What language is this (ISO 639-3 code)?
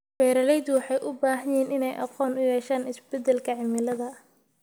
som